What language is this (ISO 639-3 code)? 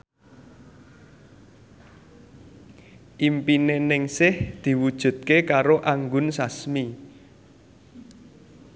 jav